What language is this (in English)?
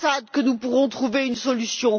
French